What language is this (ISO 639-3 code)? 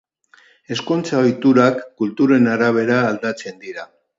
eus